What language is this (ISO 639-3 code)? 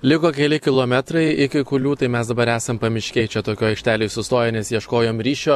lit